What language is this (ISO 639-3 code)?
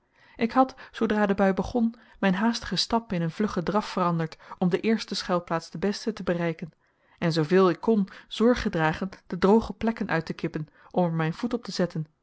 nld